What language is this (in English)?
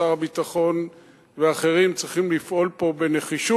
Hebrew